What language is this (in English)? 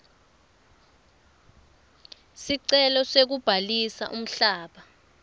Swati